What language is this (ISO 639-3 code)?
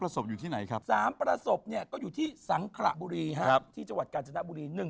tha